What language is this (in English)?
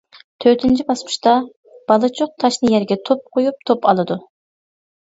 Uyghur